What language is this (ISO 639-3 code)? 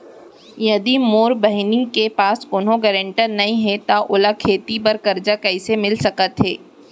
hne